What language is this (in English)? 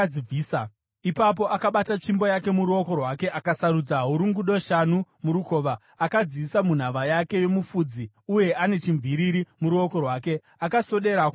Shona